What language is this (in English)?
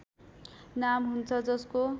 Nepali